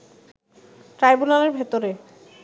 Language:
Bangla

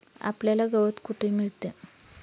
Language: Marathi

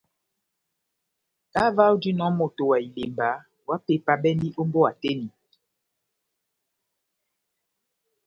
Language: Batanga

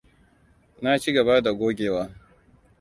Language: Hausa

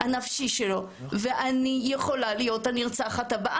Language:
Hebrew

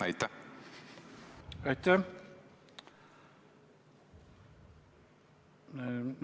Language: Estonian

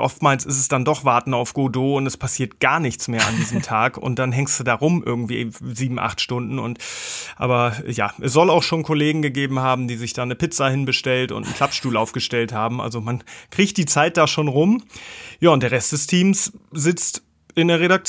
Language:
German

